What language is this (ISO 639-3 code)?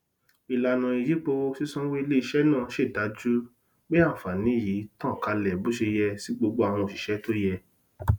yor